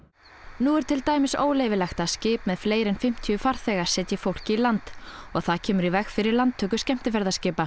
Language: Icelandic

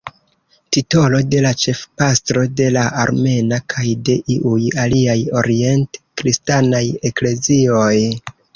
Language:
Esperanto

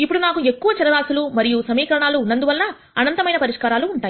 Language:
Telugu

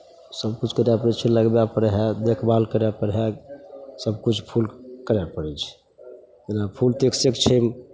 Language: Maithili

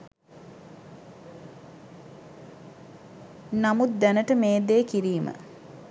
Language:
Sinhala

